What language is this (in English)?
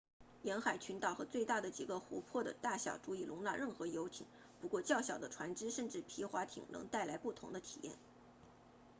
Chinese